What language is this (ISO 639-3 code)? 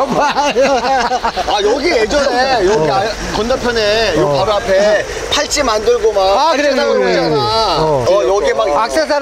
kor